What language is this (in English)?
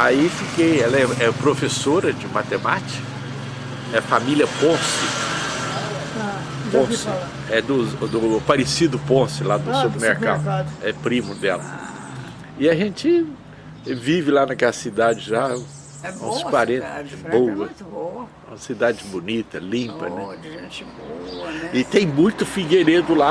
Portuguese